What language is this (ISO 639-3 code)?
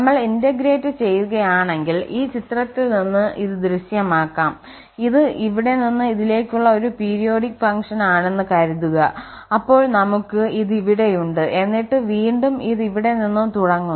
mal